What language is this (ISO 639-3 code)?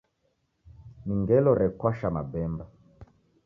dav